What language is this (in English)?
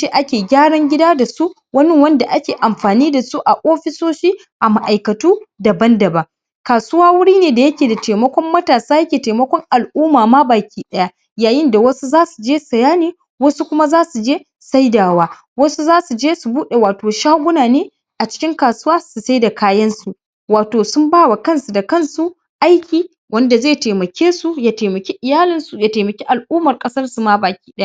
Hausa